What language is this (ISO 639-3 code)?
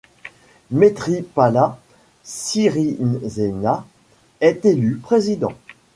fra